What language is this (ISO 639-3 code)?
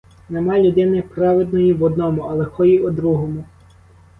ukr